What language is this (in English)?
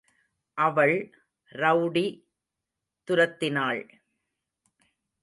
Tamil